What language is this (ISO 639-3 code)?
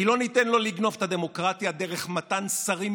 heb